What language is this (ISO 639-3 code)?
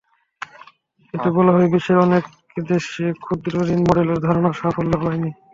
ben